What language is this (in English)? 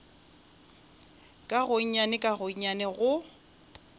Northern Sotho